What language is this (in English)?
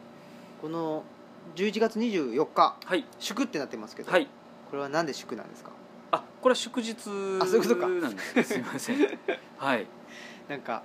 Japanese